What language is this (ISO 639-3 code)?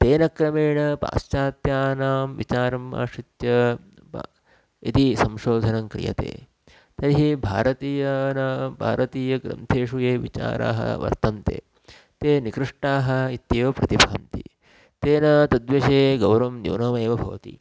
san